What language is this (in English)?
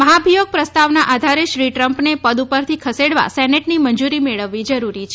Gujarati